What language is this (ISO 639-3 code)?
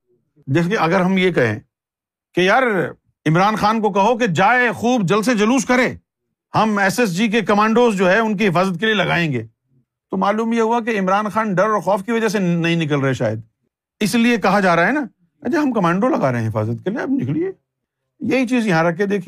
urd